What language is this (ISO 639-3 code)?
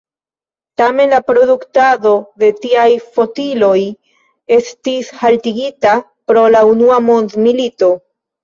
epo